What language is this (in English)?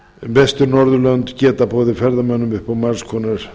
Icelandic